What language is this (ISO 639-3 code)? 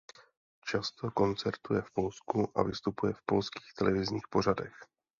ces